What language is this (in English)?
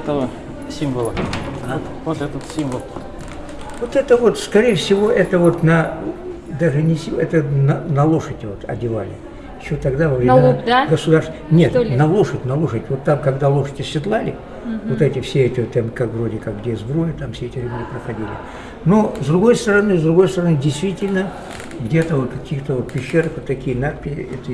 Russian